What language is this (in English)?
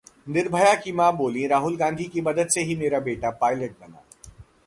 Hindi